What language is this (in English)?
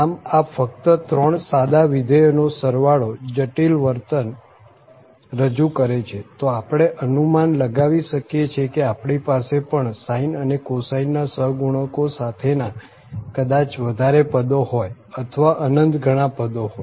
Gujarati